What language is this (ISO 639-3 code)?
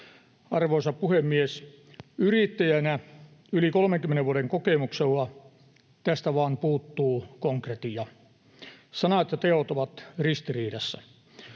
fin